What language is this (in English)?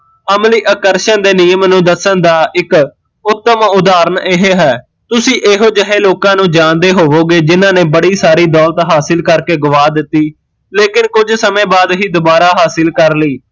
Punjabi